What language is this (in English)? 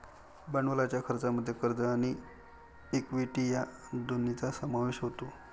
Marathi